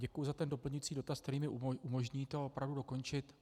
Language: Czech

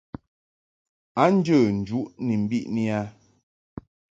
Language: Mungaka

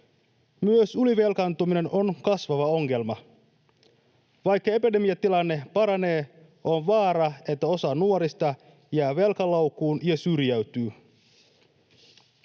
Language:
Finnish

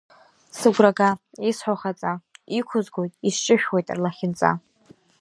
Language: Abkhazian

